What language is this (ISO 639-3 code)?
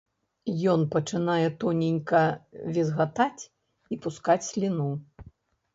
bel